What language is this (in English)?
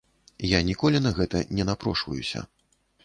Belarusian